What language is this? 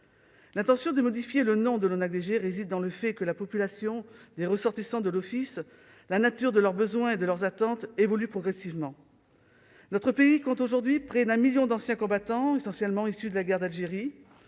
French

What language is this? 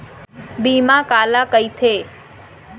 Chhattisgarhi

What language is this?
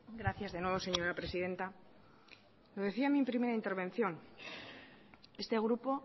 Spanish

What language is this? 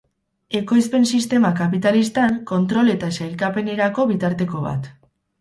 Basque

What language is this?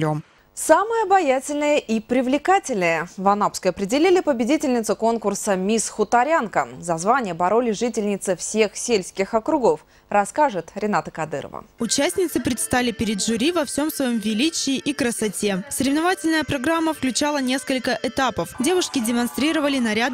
Russian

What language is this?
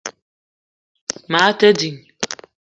Eton (Cameroon)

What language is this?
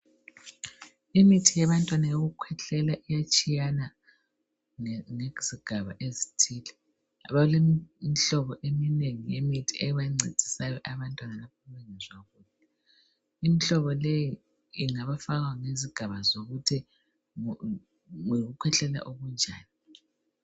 North Ndebele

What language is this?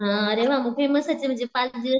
Marathi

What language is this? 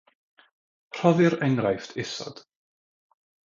Welsh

